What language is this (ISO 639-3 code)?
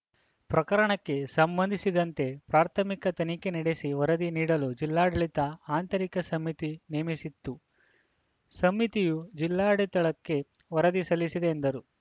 kan